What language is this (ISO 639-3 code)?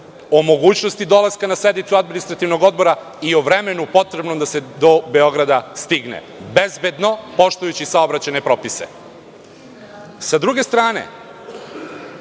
srp